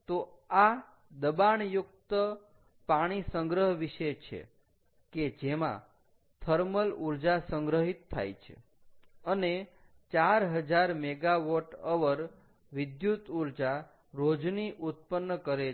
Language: Gujarati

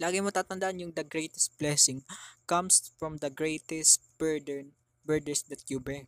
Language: Filipino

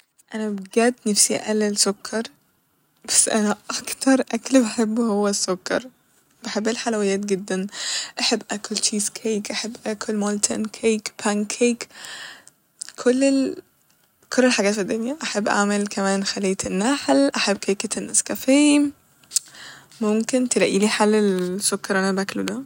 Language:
Egyptian Arabic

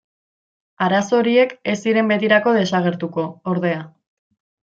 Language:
Basque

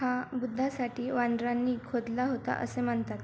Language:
Marathi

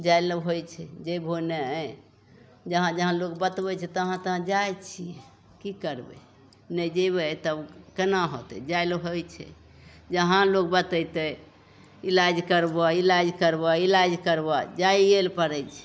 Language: Maithili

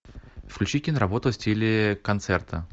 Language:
Russian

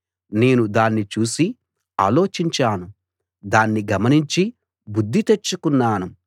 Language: Telugu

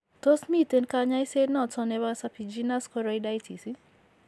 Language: Kalenjin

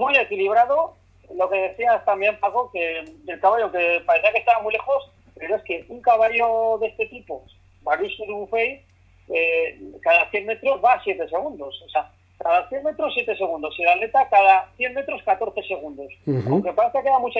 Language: Spanish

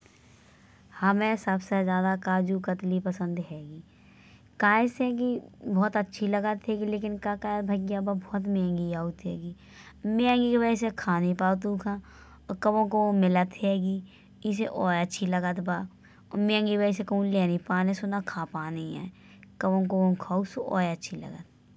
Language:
Bundeli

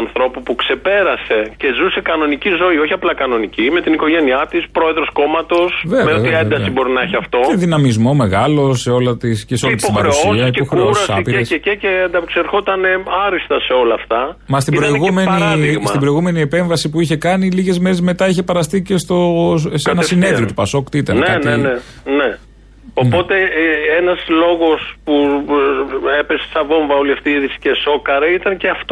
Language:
Greek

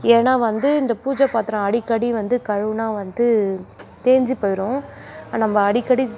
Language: Tamil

